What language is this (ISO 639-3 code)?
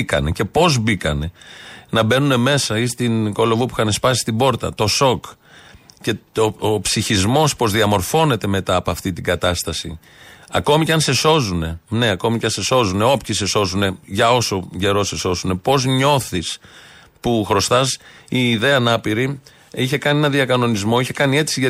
ell